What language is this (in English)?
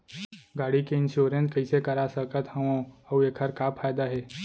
Chhattisgarhi